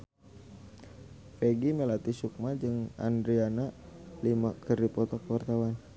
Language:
Sundanese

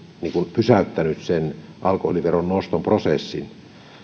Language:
Finnish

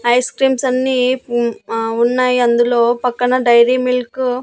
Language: Telugu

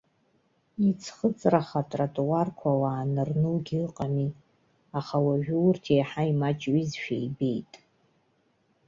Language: Abkhazian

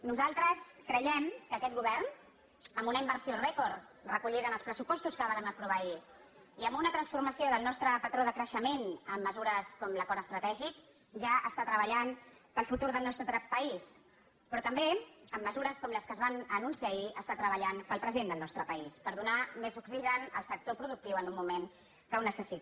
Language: Catalan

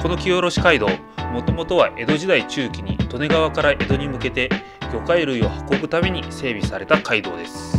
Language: Japanese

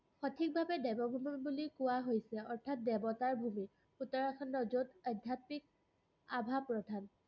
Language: Assamese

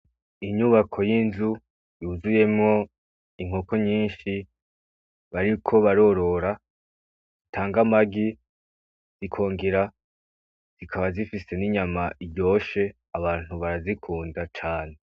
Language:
Rundi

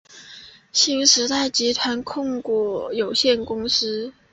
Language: Chinese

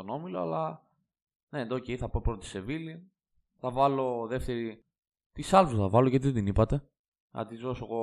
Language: Greek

